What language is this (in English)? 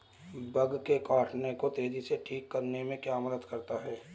Hindi